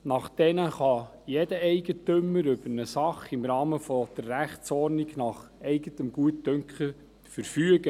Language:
Swiss German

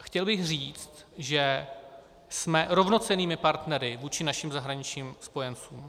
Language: Czech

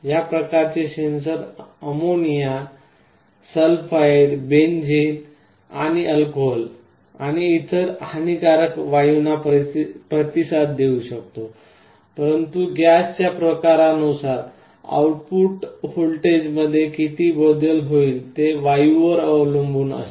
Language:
Marathi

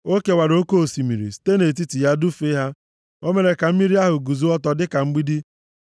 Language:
Igbo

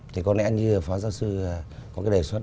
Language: Vietnamese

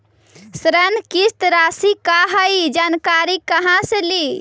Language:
Magahi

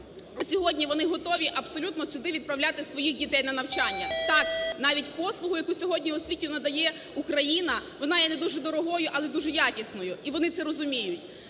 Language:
Ukrainian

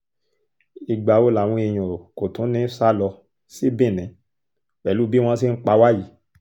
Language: Yoruba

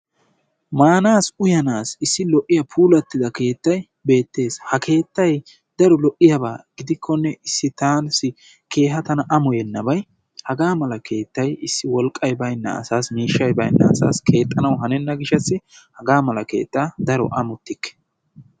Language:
Wolaytta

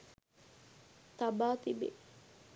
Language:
Sinhala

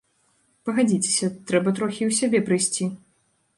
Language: Belarusian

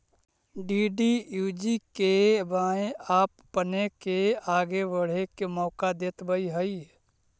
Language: Magahi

